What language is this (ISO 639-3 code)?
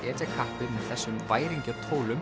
isl